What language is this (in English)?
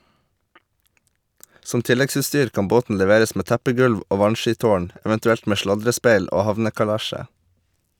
Norwegian